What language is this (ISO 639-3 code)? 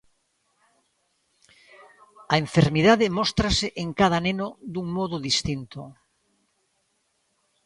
glg